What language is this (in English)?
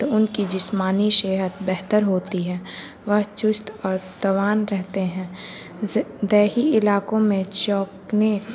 Urdu